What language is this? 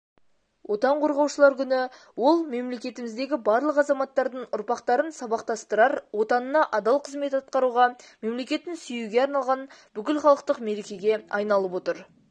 Kazakh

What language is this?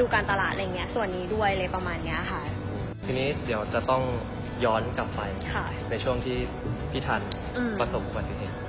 Thai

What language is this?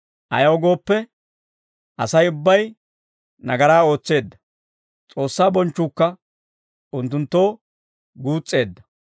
Dawro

